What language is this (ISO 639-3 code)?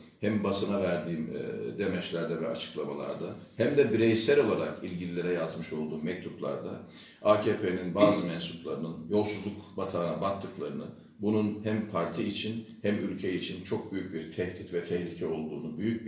tur